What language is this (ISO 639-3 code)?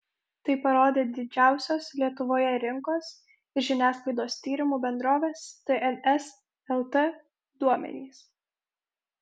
lit